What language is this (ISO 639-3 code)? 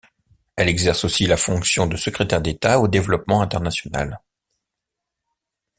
fra